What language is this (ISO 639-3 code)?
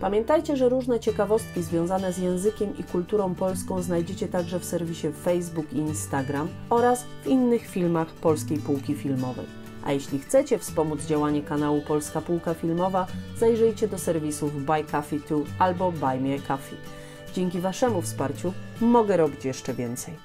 pol